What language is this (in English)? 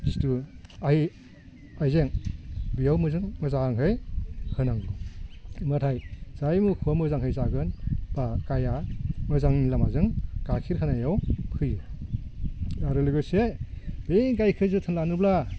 Bodo